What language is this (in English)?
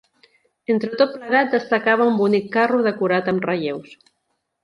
Catalan